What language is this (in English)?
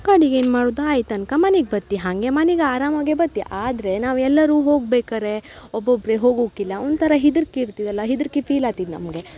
Kannada